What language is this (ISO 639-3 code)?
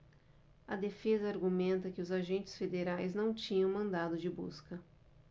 por